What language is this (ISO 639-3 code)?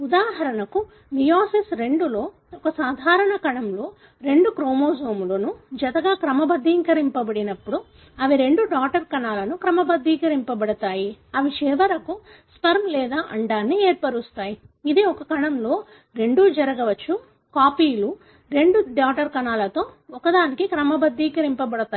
tel